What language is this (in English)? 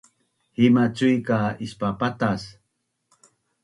Bunun